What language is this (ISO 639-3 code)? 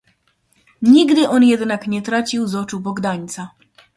pol